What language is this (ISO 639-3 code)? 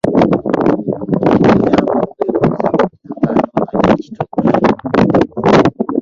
lug